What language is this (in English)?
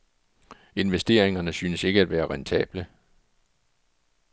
Danish